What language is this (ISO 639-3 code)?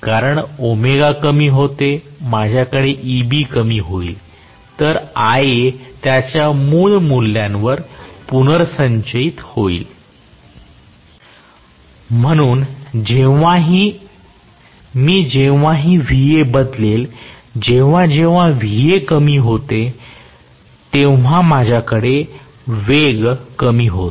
mar